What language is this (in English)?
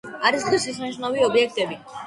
Georgian